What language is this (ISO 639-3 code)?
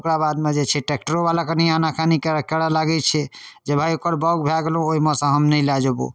mai